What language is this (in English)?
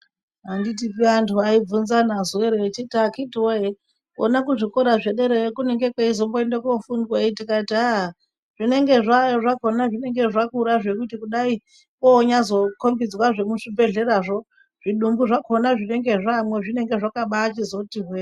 Ndau